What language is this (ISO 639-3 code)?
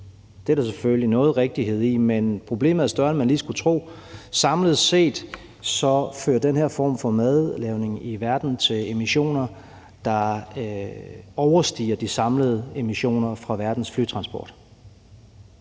dan